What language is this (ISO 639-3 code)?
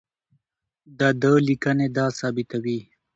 pus